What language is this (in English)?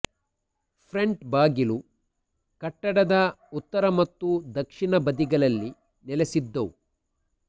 Kannada